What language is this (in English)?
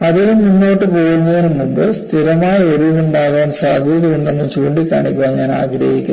Malayalam